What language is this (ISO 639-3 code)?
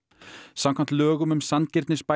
isl